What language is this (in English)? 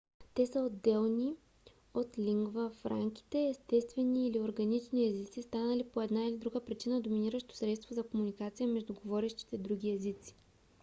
Bulgarian